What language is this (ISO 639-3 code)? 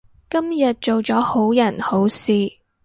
yue